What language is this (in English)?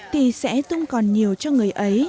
Vietnamese